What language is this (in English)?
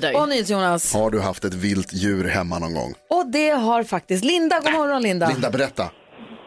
Swedish